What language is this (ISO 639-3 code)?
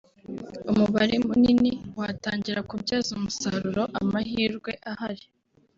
kin